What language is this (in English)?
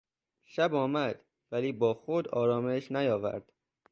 Persian